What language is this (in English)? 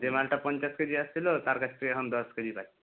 Bangla